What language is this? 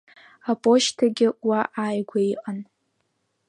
Abkhazian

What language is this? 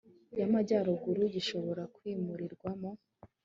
Kinyarwanda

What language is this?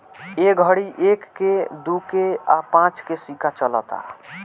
Bhojpuri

